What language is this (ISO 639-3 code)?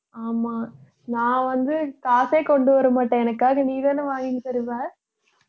tam